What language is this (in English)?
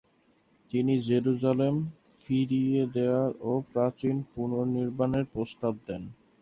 Bangla